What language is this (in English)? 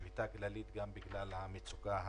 Hebrew